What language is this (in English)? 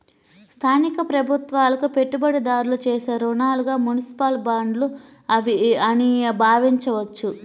Telugu